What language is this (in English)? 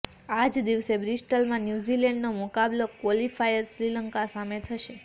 Gujarati